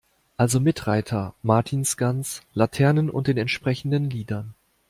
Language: German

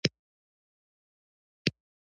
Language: Pashto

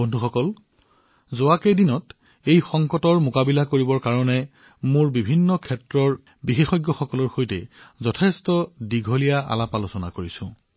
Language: Assamese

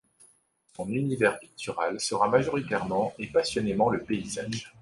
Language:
French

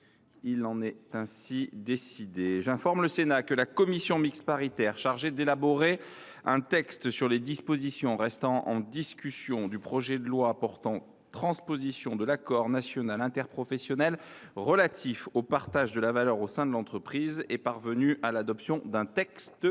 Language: French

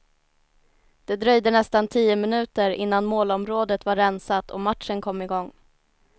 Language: Swedish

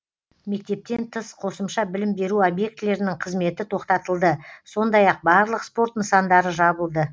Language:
Kazakh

